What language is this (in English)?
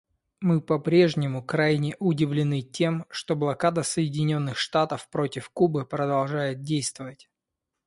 Russian